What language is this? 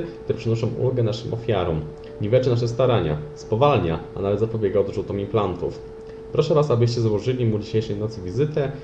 Polish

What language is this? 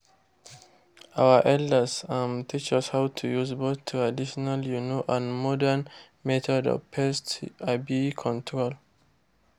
Nigerian Pidgin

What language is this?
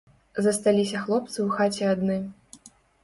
Belarusian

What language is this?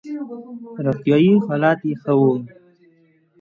Pashto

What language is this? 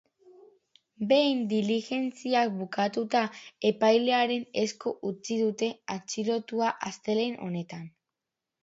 Basque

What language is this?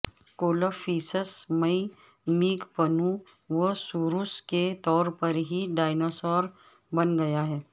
Urdu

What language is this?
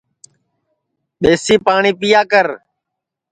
Sansi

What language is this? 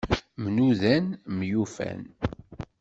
Kabyle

